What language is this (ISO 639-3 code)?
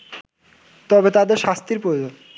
ben